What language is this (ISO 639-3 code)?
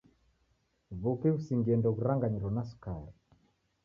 dav